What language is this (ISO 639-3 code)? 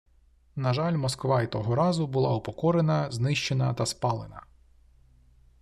ukr